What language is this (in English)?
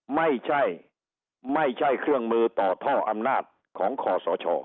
Thai